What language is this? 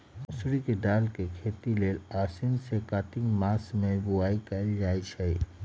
Magahi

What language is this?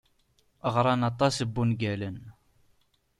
Kabyle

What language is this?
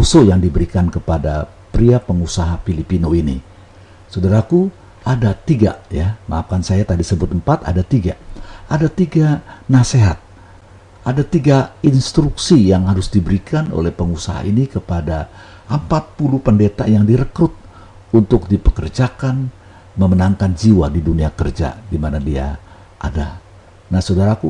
Indonesian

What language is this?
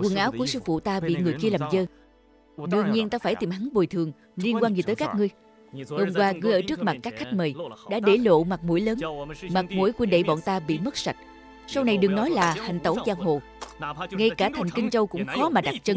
Vietnamese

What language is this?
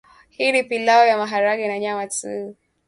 Swahili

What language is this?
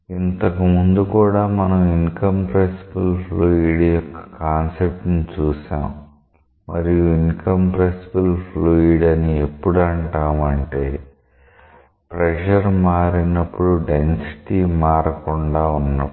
Telugu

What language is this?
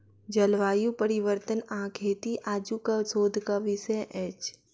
Maithili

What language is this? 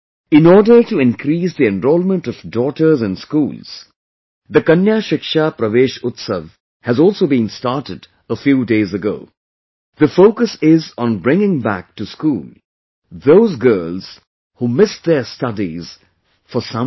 English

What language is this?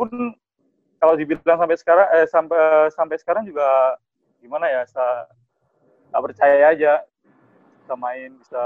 Indonesian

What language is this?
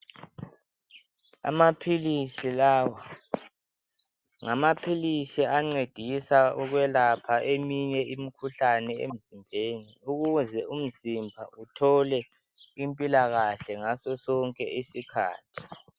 North Ndebele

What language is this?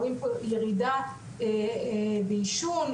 Hebrew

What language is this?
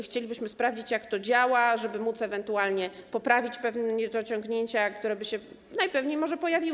Polish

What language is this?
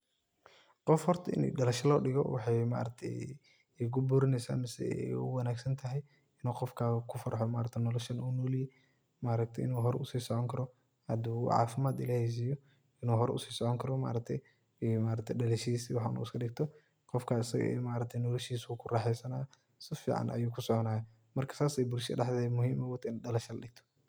Somali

